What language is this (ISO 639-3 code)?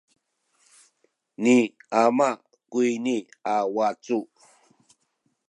szy